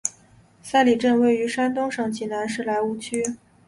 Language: Chinese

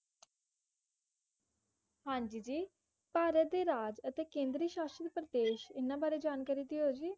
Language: Punjabi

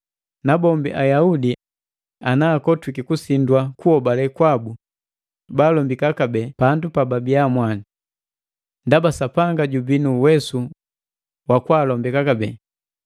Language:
Matengo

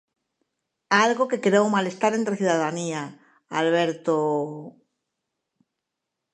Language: Galician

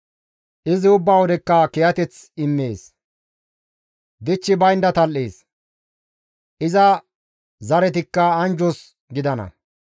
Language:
Gamo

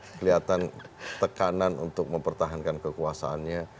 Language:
Indonesian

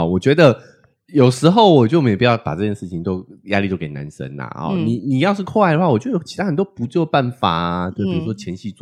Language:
Chinese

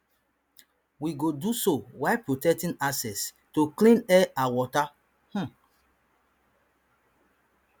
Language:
Nigerian Pidgin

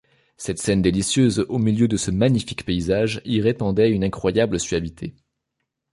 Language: French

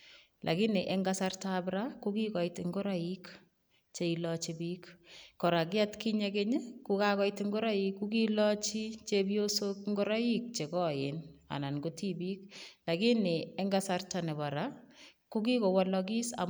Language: Kalenjin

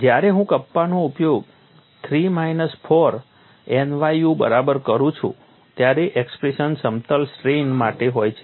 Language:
Gujarati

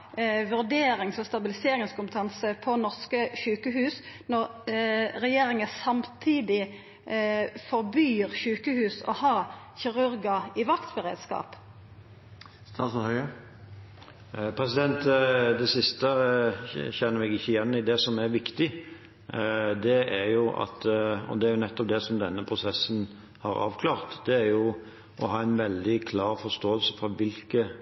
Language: Norwegian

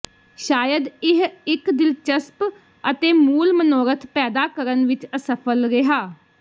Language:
Punjabi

